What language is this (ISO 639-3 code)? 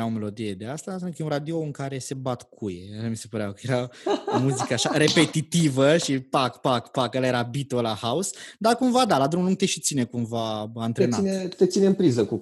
ron